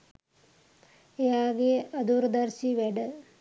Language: Sinhala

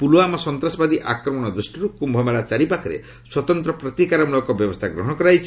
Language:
Odia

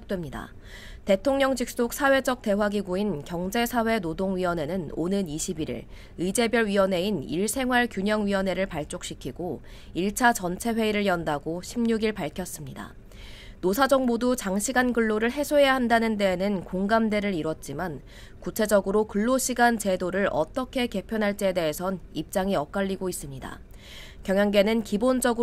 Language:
Korean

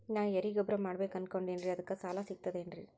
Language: Kannada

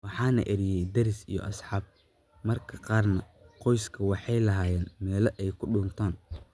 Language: Somali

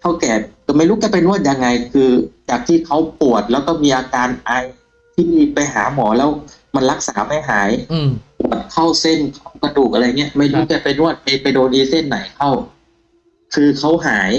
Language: Thai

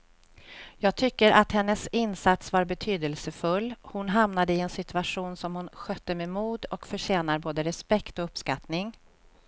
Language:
Swedish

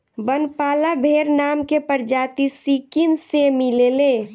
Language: Bhojpuri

